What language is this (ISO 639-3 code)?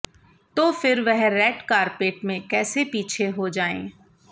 hin